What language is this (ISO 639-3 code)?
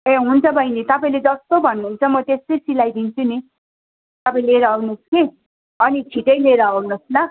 nep